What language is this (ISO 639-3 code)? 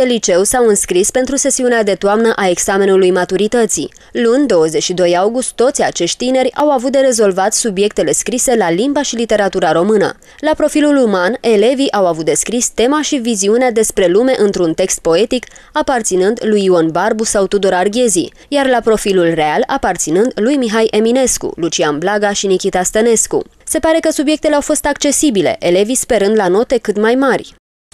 ron